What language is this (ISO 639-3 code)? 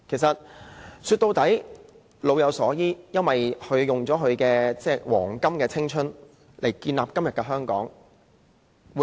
yue